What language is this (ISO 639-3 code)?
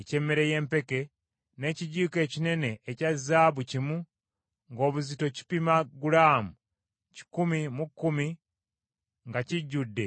lug